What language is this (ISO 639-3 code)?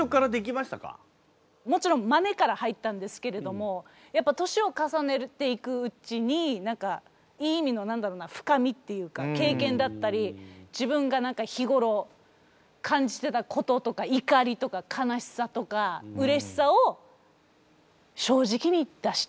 jpn